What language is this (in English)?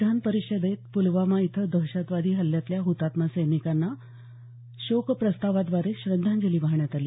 Marathi